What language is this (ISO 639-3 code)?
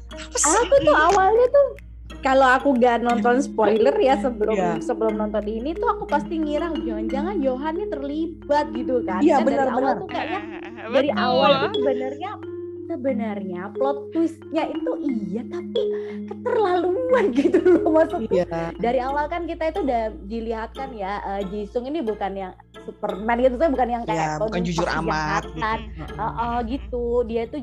ind